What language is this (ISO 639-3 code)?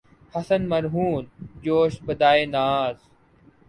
urd